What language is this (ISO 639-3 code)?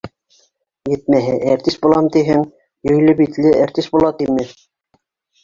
bak